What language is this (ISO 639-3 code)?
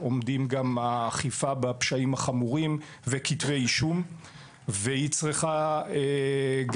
heb